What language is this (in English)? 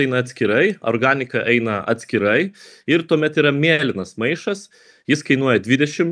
Lithuanian